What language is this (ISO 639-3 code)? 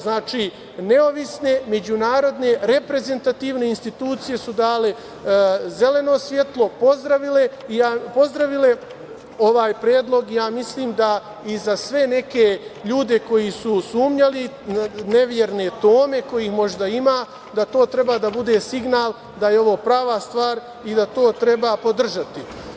srp